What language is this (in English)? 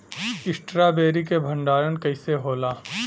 Bhojpuri